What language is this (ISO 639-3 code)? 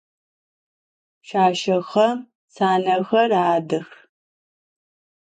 ady